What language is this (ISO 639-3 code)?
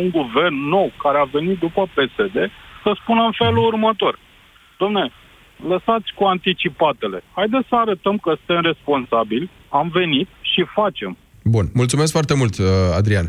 ron